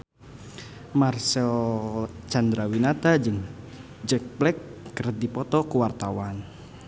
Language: Sundanese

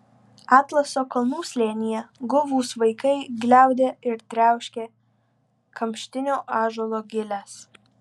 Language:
Lithuanian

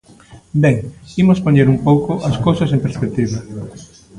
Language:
Galician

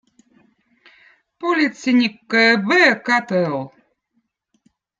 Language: Votic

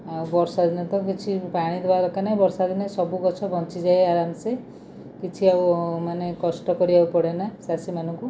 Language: Odia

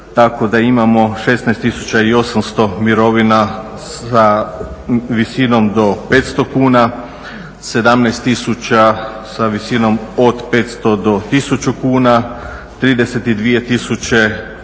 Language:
Croatian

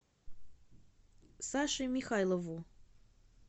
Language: Russian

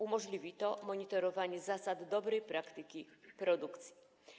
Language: Polish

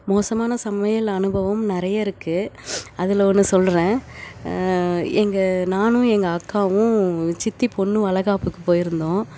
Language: Tamil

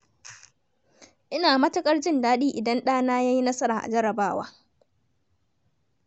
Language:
Hausa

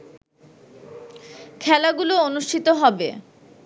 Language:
Bangla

